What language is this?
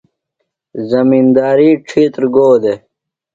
Phalura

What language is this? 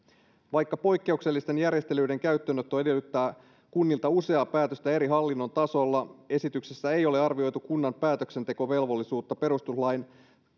Finnish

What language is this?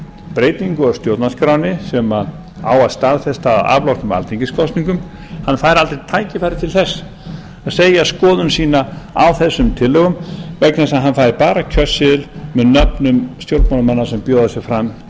Icelandic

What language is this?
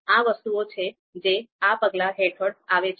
Gujarati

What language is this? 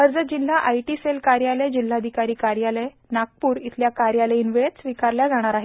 Marathi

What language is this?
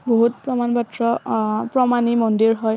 Assamese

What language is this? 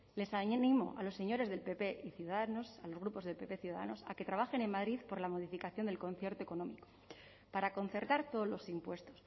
Spanish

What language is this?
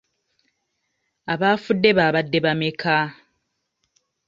Ganda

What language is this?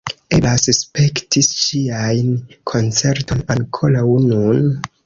Esperanto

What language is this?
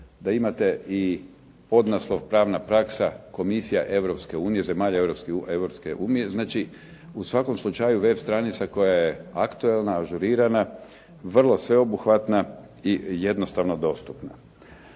Croatian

